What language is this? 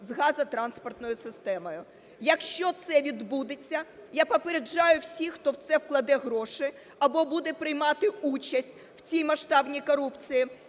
Ukrainian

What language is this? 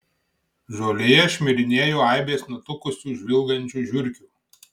Lithuanian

